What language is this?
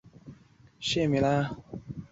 Chinese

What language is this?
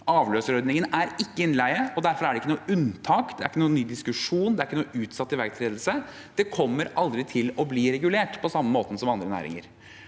Norwegian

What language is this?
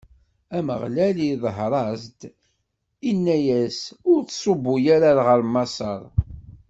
Kabyle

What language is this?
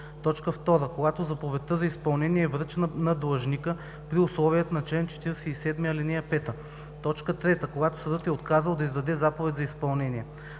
Bulgarian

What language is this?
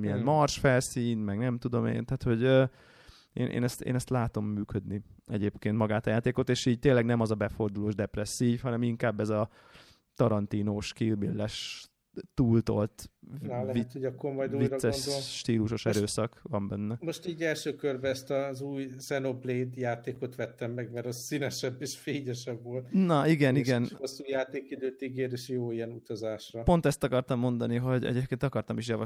Hungarian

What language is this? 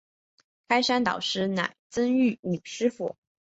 Chinese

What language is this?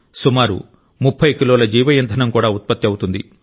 Telugu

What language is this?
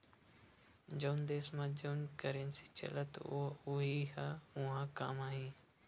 Chhattisgarhi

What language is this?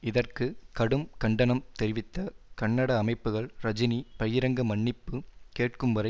Tamil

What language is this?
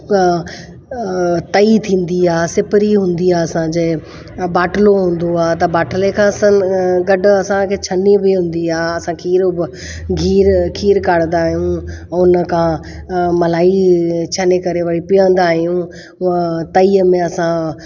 Sindhi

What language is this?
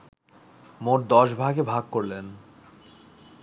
Bangla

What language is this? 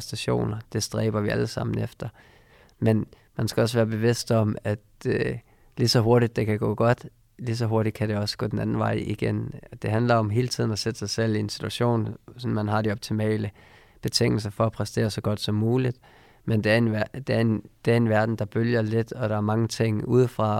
Danish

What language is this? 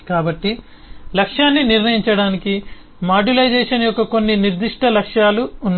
Telugu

